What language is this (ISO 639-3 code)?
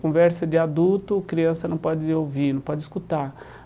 por